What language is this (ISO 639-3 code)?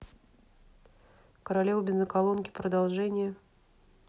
rus